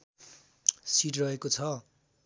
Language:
Nepali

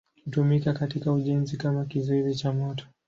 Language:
Swahili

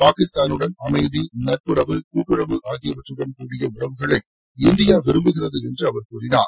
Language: Tamil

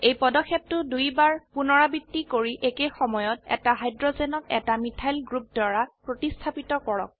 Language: Assamese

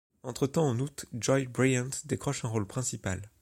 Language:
French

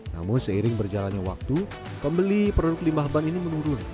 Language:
Indonesian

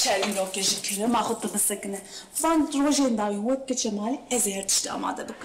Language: Arabic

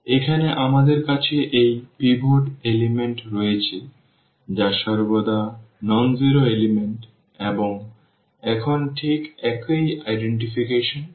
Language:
Bangla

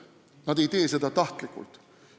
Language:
Estonian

